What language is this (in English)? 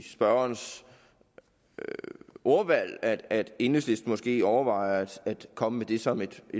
Danish